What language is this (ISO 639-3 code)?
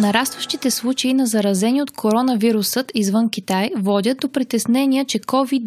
bul